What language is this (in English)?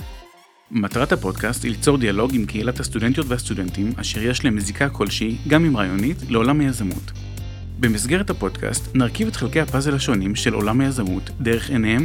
Hebrew